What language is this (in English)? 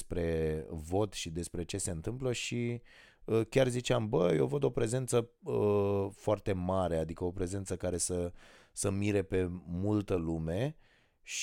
Romanian